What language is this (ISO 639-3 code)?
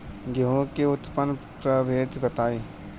bho